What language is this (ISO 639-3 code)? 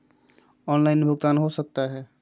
mag